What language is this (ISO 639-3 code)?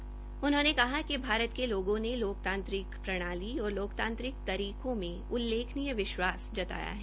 hin